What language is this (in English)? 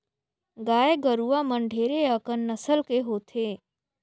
Chhattisgarhi